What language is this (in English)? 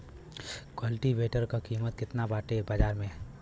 Bhojpuri